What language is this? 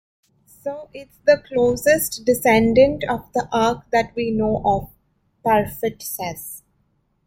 English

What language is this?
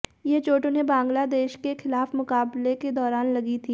Hindi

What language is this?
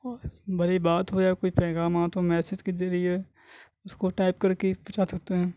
Urdu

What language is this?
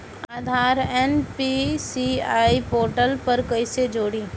Bhojpuri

